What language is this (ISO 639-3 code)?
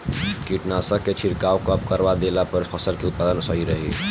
bho